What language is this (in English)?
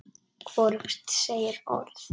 Icelandic